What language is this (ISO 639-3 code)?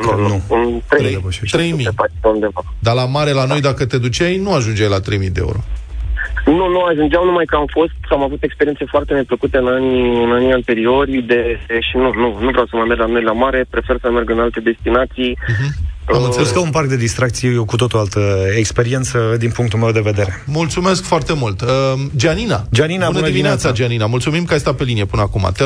ron